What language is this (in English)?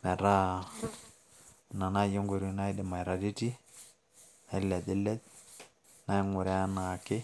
Masai